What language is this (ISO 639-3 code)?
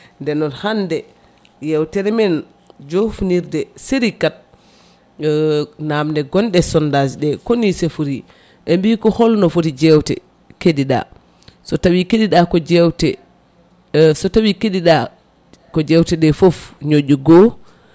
ful